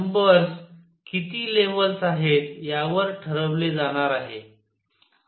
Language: Marathi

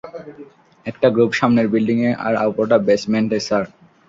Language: Bangla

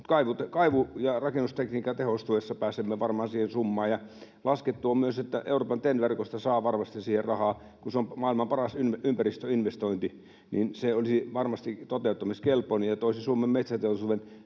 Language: Finnish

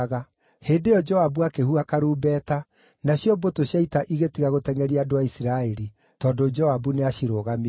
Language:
Kikuyu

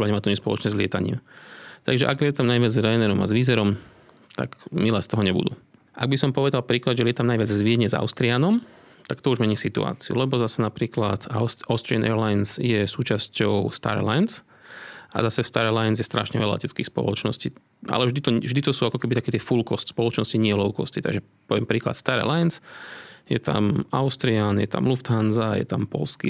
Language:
Slovak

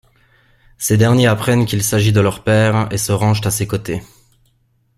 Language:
French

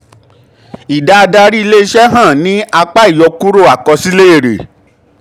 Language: Yoruba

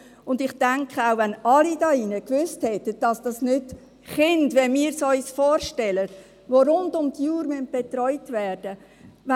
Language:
Swiss German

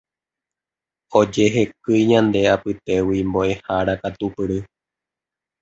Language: Guarani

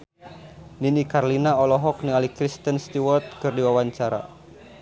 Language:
Sundanese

